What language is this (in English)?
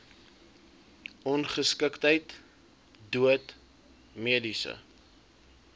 Afrikaans